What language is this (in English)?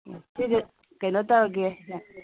Manipuri